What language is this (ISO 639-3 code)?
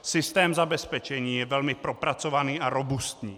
ces